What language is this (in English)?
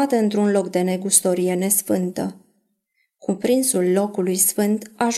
Romanian